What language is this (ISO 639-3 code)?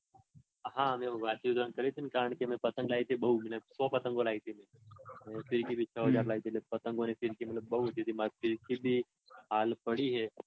guj